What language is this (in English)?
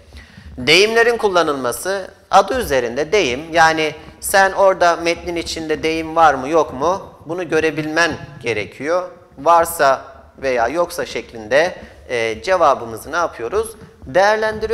Turkish